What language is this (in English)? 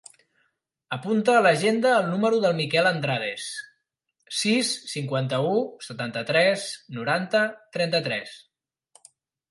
Catalan